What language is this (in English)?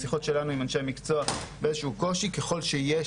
Hebrew